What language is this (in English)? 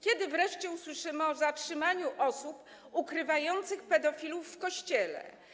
Polish